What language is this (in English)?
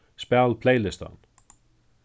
Faroese